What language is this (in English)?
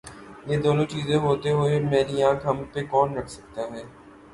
Urdu